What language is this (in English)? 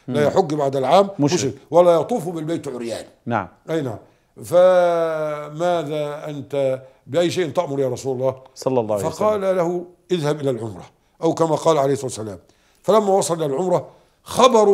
Arabic